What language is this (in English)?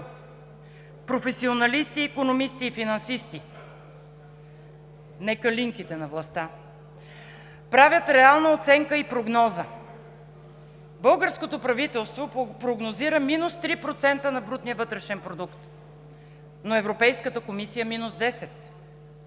Bulgarian